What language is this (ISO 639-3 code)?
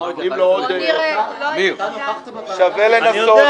heb